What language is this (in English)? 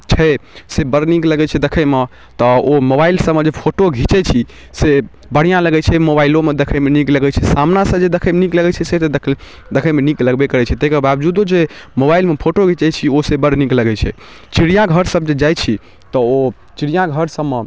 Maithili